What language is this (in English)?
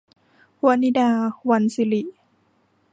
Thai